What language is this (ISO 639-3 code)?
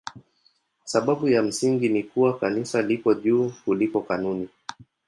swa